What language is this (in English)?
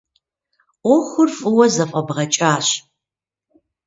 Kabardian